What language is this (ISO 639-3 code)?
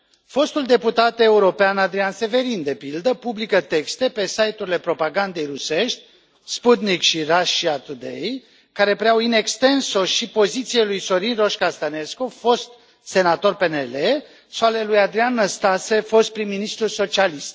ron